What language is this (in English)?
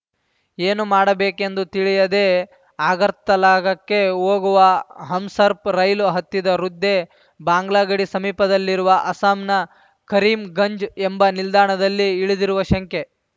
Kannada